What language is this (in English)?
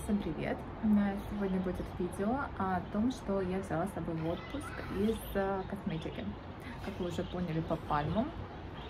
Russian